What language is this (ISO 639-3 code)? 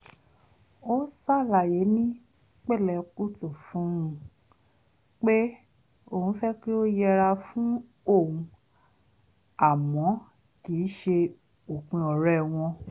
yor